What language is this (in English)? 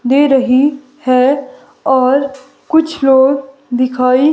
Hindi